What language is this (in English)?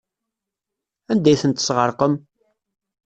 Kabyle